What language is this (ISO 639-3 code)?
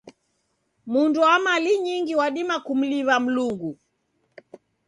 dav